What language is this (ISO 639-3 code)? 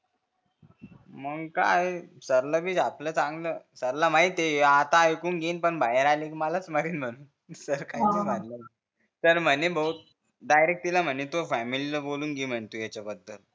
mar